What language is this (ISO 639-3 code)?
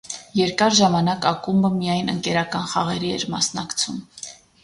hye